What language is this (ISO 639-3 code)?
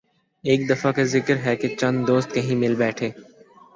urd